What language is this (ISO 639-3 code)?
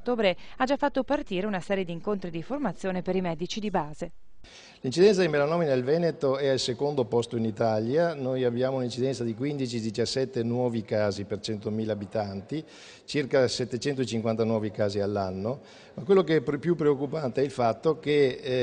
ita